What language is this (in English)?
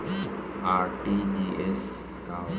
Bhojpuri